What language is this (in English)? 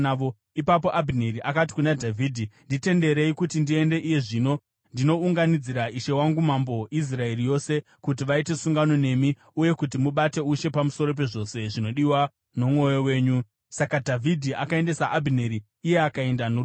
Shona